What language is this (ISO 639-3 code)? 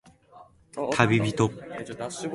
jpn